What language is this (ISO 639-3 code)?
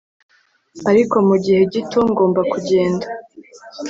kin